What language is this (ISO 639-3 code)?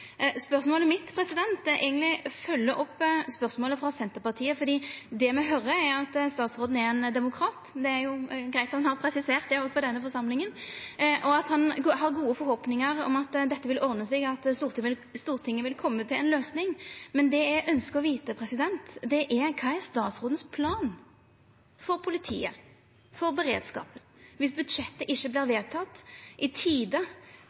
nno